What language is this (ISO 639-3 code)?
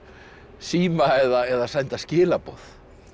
isl